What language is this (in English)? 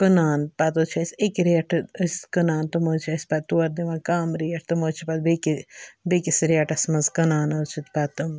Kashmiri